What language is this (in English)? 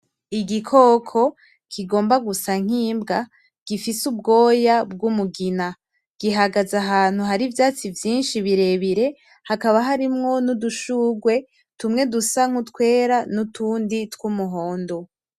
Rundi